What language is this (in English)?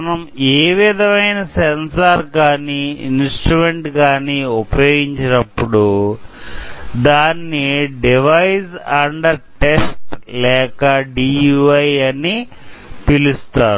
Telugu